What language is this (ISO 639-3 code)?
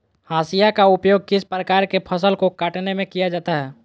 mag